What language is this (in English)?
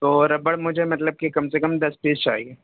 Urdu